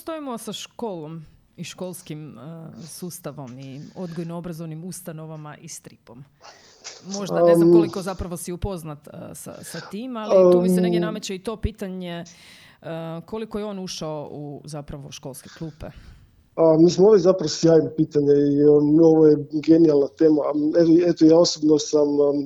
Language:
Croatian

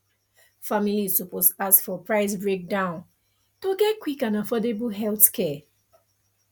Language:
Nigerian Pidgin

